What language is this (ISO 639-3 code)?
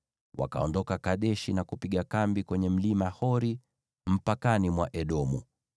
swa